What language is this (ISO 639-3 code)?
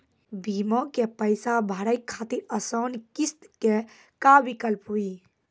mai